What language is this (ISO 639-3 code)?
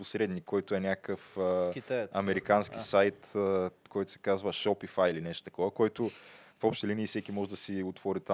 bul